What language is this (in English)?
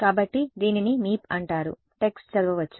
Telugu